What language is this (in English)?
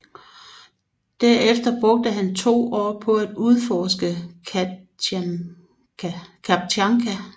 Danish